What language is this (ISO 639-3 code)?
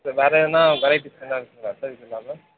tam